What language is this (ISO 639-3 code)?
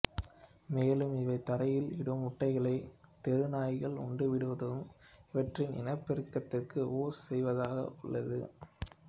tam